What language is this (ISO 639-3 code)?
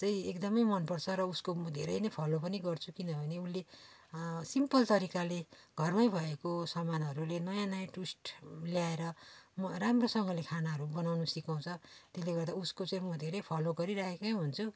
nep